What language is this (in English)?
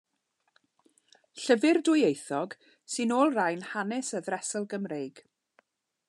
Welsh